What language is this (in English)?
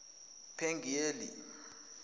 Zulu